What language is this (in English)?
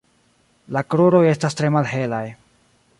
Esperanto